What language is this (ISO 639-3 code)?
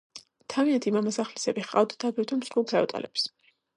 kat